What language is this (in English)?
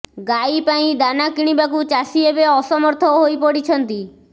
Odia